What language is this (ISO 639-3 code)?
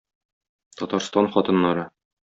tat